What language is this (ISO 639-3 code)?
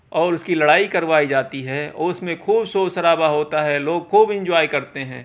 urd